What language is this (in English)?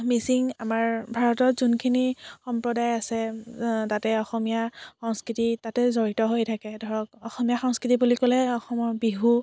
Assamese